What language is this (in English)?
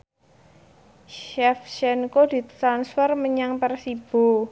Javanese